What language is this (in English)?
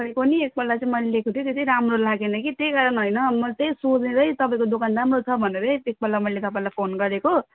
Nepali